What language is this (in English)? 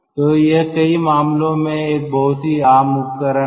Hindi